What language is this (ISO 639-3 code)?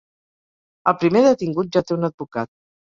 cat